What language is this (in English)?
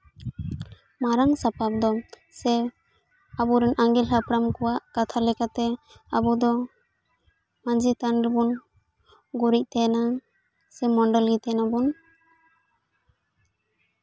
Santali